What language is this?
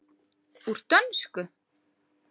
Icelandic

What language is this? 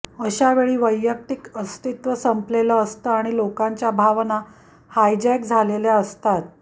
Marathi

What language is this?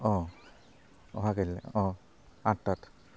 Assamese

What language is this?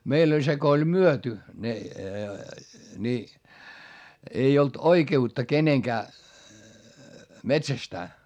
Finnish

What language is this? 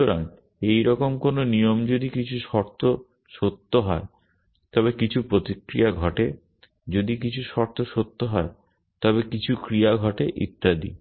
Bangla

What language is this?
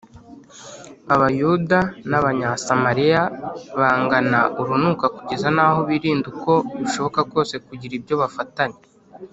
Kinyarwanda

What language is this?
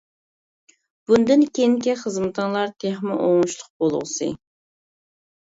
Uyghur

